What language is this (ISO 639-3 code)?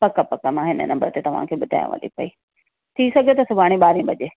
snd